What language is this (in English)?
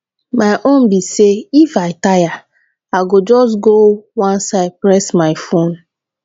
Nigerian Pidgin